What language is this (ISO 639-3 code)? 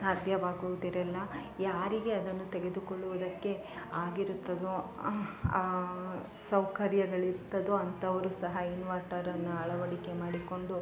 kan